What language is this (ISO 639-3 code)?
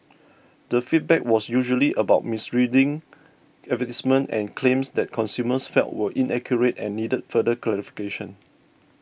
eng